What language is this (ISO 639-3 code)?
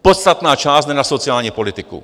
ces